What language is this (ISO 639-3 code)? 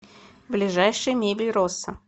rus